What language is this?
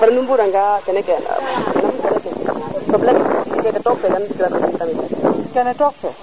Serer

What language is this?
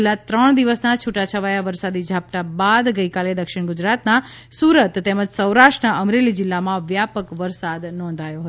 Gujarati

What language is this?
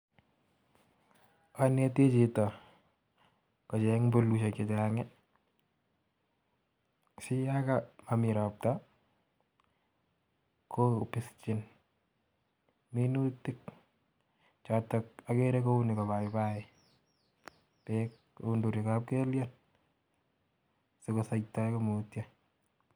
Kalenjin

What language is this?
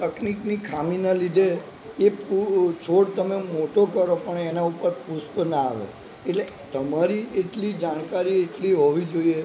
Gujarati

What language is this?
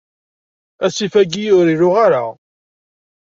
Kabyle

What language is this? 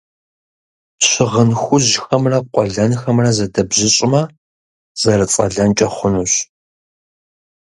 Kabardian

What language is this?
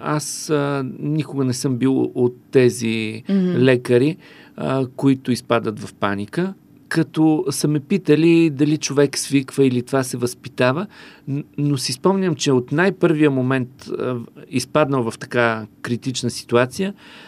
Bulgarian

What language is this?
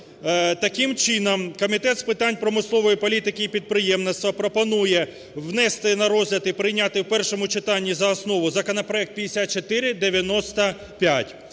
Ukrainian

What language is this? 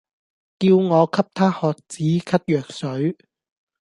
Cantonese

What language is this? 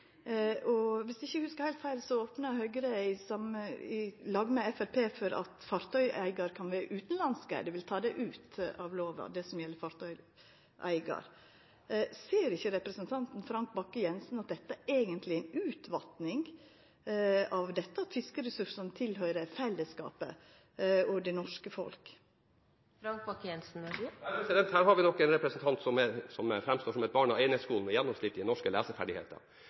Norwegian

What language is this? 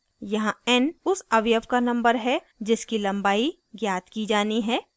Hindi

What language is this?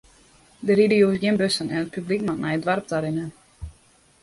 Western Frisian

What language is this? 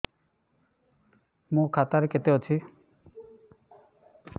Odia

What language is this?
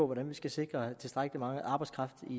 Danish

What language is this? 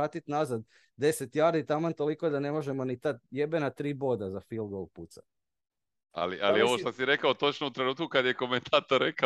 Croatian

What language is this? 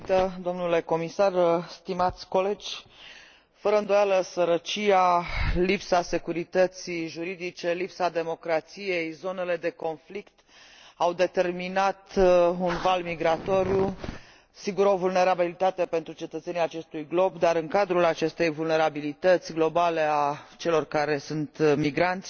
Romanian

